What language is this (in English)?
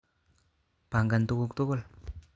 Kalenjin